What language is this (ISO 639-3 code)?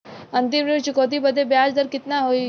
bho